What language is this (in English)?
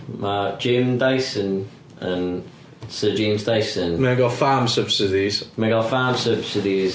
Welsh